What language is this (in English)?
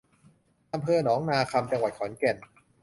Thai